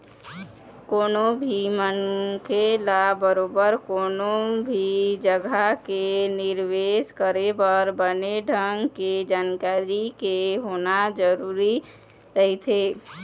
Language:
Chhattisgarhi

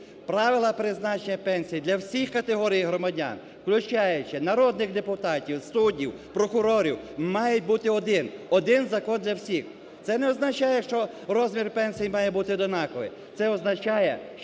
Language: Ukrainian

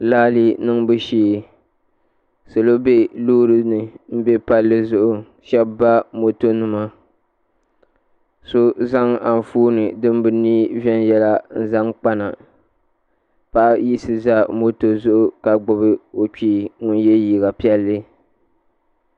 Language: Dagbani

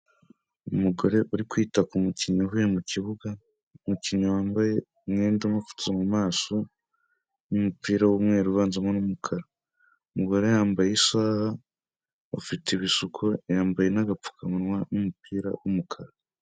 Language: Kinyarwanda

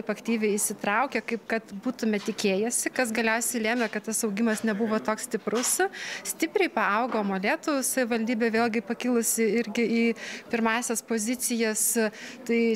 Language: Lithuanian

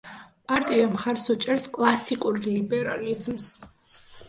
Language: Georgian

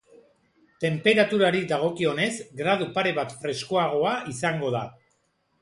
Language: Basque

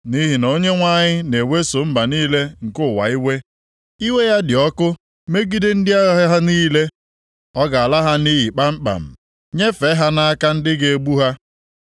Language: Igbo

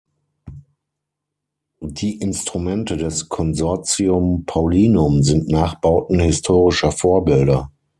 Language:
German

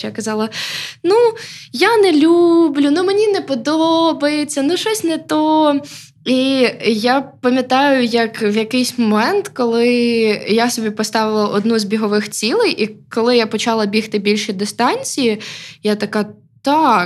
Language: Ukrainian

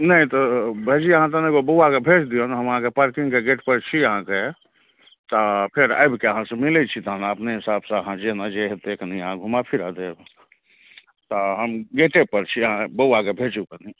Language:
Maithili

